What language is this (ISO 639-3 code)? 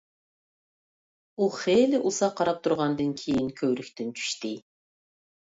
uig